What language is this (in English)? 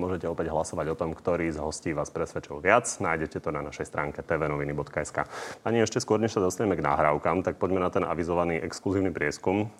Slovak